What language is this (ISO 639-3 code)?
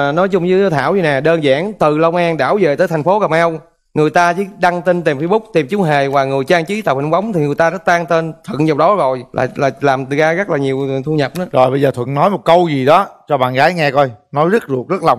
vie